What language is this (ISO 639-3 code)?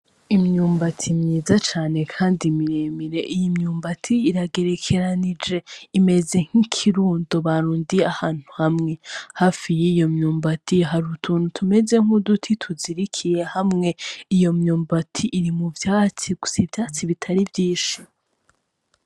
run